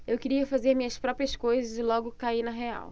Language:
Portuguese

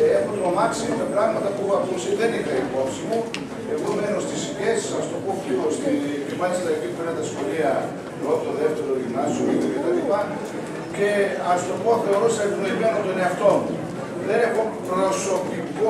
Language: Greek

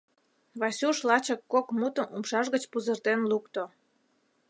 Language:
Mari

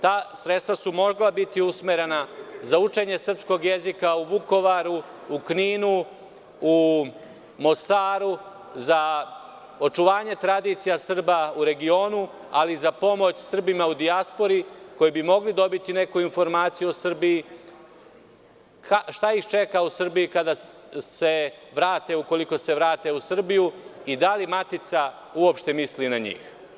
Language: Serbian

